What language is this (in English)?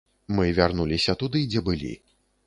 Belarusian